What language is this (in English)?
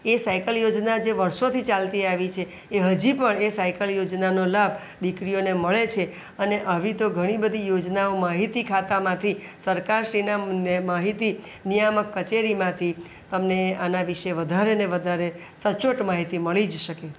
Gujarati